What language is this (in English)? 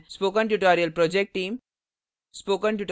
Hindi